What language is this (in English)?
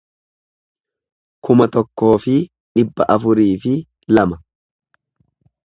Oromo